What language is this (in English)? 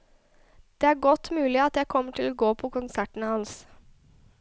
Norwegian